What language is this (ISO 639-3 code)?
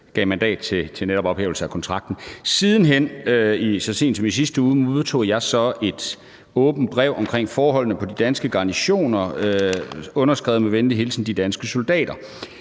dan